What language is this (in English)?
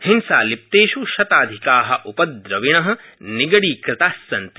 Sanskrit